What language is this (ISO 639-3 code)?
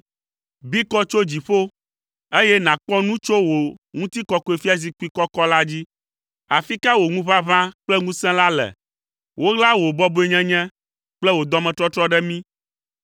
ewe